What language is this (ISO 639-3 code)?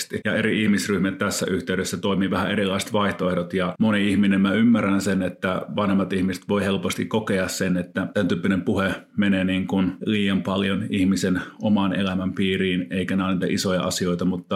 fin